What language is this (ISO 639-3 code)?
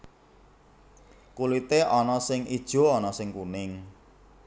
jav